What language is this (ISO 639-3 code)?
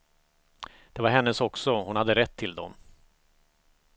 swe